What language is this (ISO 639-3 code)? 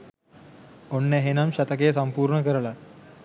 sin